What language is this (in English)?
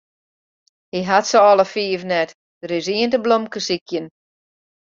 Western Frisian